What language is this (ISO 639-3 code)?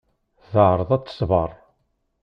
kab